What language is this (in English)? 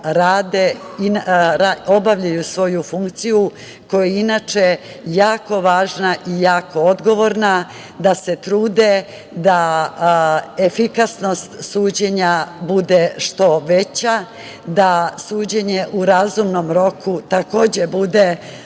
Serbian